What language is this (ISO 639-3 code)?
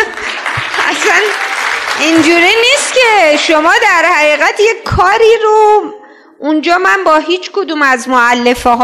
fas